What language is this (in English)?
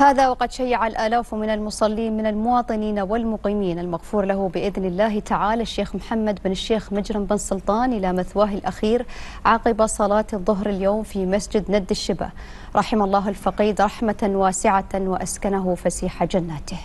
Arabic